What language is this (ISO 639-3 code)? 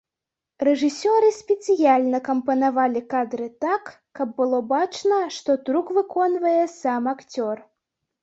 bel